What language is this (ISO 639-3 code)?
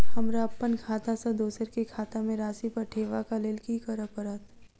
mai